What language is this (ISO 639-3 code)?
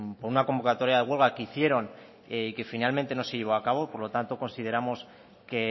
spa